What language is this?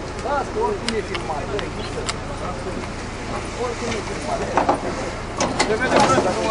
Romanian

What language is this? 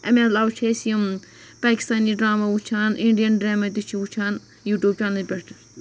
Kashmiri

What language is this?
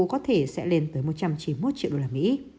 Vietnamese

